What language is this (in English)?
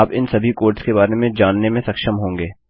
Hindi